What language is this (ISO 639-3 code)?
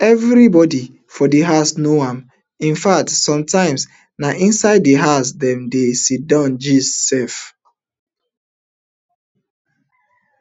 pcm